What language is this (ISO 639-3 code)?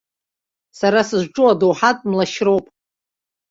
abk